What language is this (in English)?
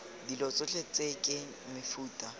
Tswana